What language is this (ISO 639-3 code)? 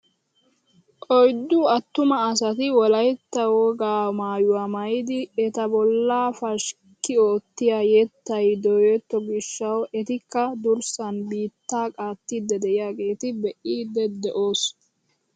wal